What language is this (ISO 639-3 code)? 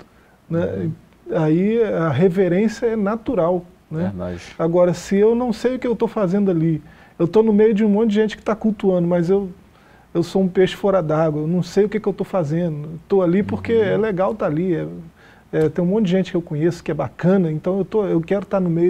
por